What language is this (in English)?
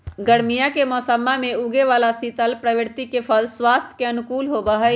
Magahi